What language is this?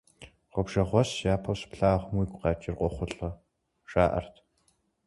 Kabardian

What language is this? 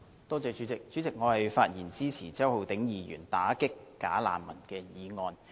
Cantonese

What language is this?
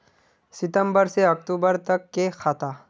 Magahi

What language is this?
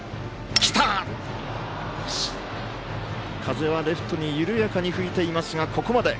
Japanese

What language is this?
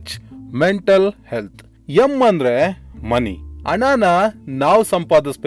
Kannada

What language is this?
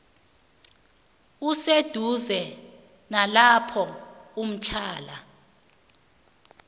South Ndebele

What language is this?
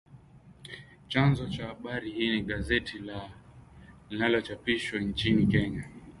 Swahili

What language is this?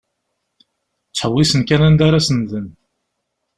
Kabyle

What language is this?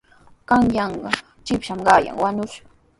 Sihuas Ancash Quechua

